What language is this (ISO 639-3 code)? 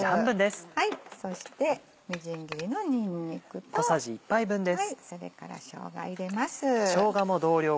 jpn